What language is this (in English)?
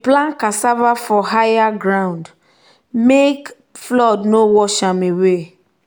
Nigerian Pidgin